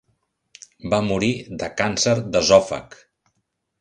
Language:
Catalan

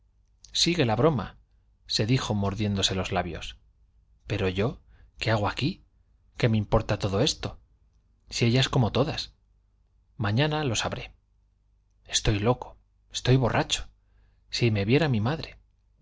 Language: Spanish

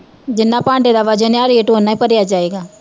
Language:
Punjabi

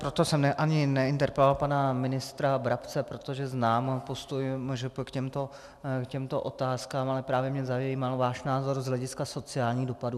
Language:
Czech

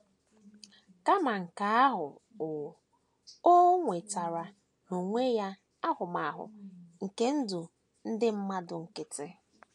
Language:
Igbo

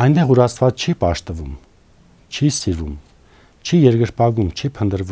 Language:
Romanian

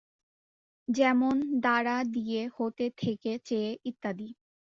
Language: Bangla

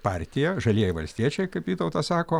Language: Lithuanian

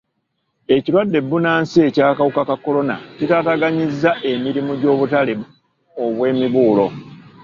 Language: Ganda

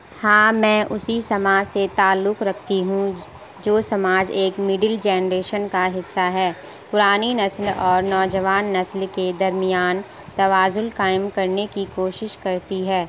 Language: Urdu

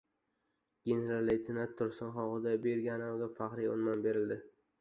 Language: Uzbek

